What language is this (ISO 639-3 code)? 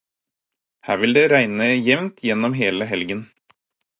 nob